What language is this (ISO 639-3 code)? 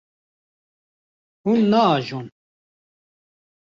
kur